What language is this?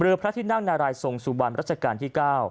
Thai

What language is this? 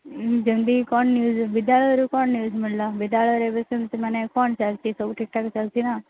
Odia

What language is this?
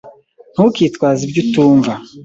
Kinyarwanda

